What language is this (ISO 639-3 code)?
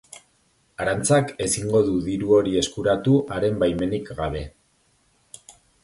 eus